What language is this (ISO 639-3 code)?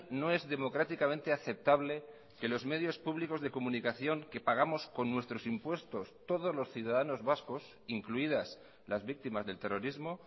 spa